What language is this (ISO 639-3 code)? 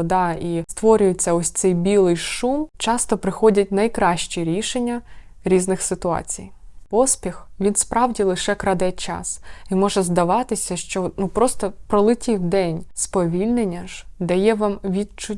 ukr